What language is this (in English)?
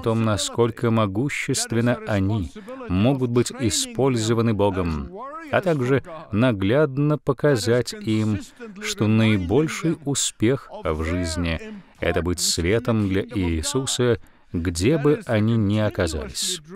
Russian